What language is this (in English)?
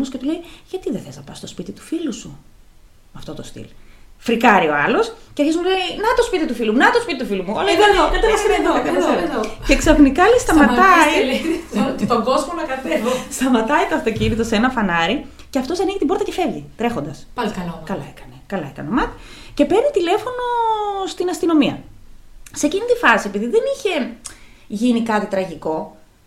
Greek